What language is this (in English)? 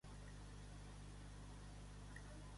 Catalan